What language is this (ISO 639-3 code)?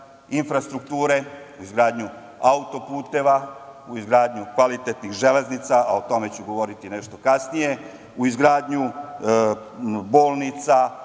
srp